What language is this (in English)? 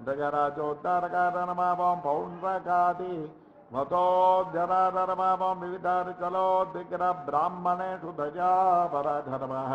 Arabic